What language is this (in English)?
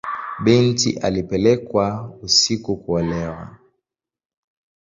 Swahili